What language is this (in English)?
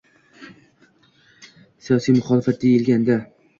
Uzbek